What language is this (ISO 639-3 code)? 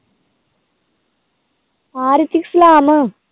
pan